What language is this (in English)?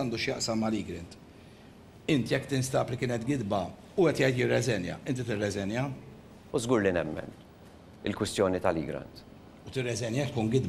Arabic